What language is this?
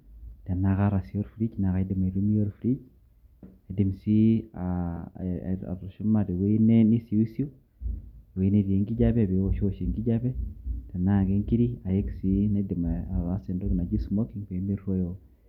Masai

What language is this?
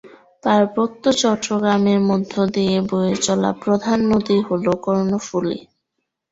Bangla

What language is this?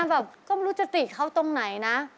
Thai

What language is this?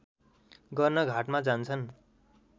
Nepali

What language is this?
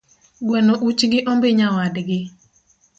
Luo (Kenya and Tanzania)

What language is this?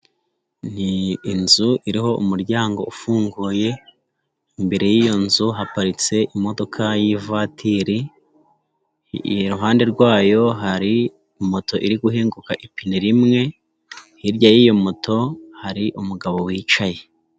Kinyarwanda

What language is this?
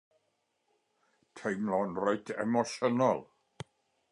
Welsh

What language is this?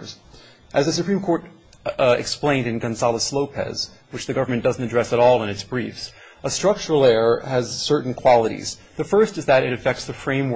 English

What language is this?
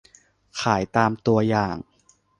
Thai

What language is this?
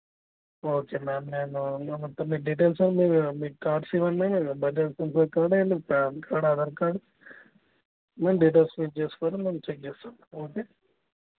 Telugu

